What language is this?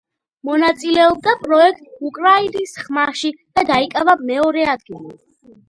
Georgian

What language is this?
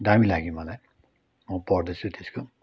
Nepali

